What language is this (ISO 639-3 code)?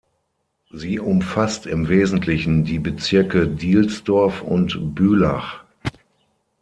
deu